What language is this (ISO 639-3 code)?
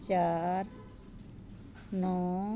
pan